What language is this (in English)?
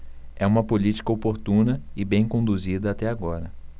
Portuguese